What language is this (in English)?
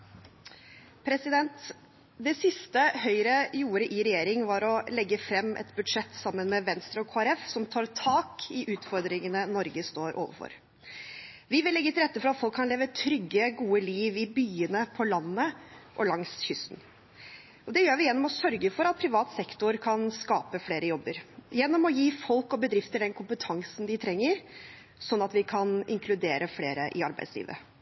Norwegian Bokmål